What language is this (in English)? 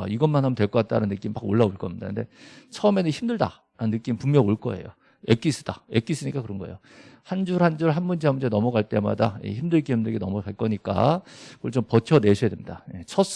Korean